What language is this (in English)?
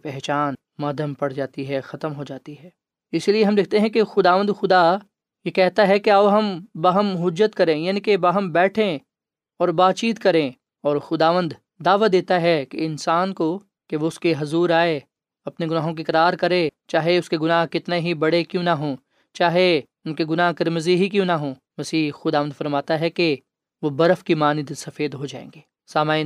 Urdu